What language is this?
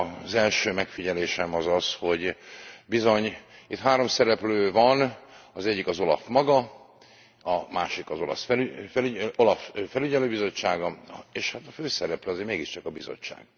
Hungarian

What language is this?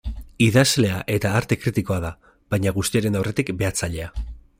Basque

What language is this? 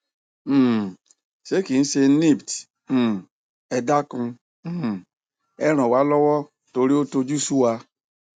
Yoruba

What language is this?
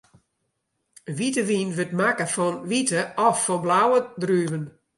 Western Frisian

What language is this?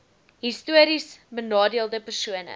Afrikaans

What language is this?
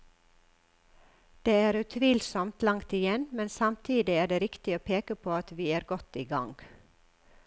Norwegian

